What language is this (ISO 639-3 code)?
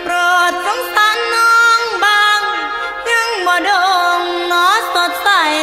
tha